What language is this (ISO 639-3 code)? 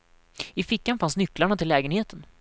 swe